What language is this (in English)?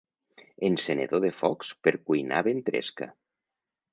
Catalan